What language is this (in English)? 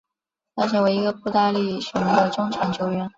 Chinese